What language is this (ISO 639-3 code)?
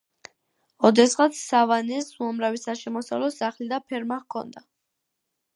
kat